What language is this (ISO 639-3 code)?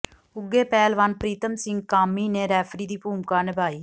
pan